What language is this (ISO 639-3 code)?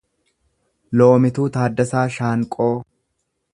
orm